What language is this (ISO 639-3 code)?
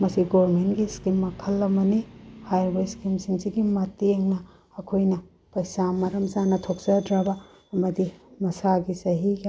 mni